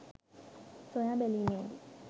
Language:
Sinhala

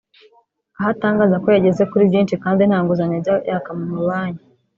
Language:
Kinyarwanda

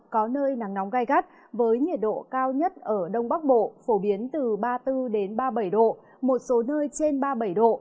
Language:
Vietnamese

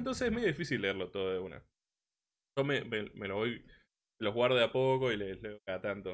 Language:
Spanish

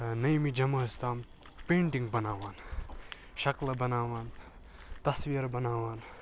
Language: Kashmiri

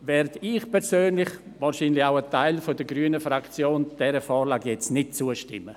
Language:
Swiss German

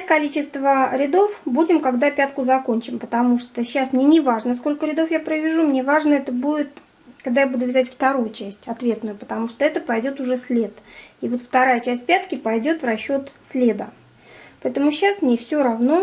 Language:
Russian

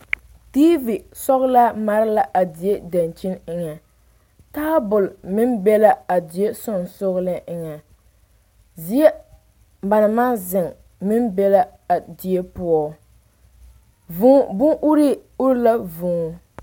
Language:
Southern Dagaare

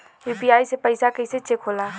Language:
Bhojpuri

